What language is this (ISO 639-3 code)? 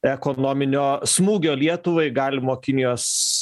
lit